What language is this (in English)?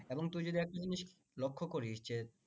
Bangla